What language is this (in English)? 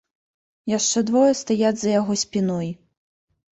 Belarusian